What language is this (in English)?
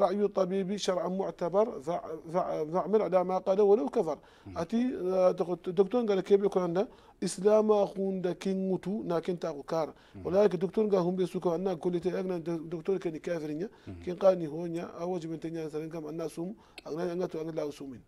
Arabic